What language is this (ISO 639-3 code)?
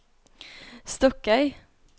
nor